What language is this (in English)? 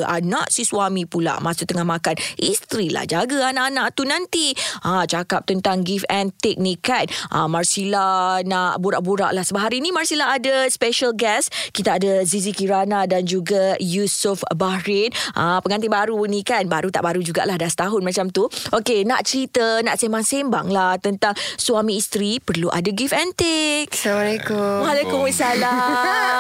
Malay